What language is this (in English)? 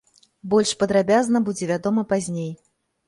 Belarusian